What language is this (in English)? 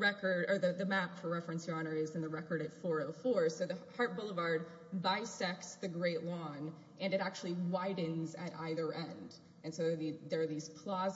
English